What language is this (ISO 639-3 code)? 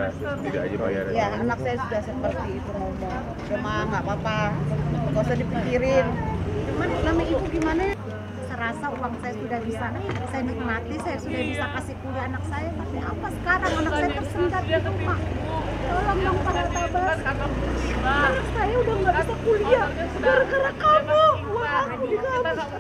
ind